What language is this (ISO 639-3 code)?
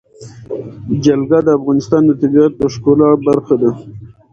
pus